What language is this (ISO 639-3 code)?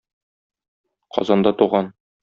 tat